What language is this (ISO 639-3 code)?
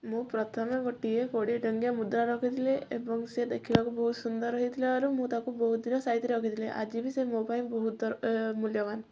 ori